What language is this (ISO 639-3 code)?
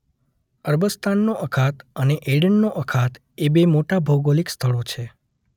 guj